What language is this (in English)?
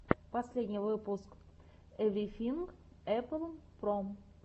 Russian